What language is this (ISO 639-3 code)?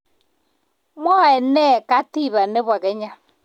kln